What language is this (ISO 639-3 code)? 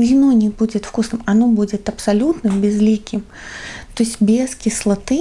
rus